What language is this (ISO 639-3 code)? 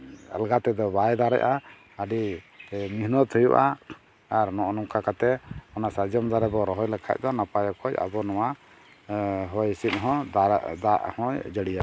sat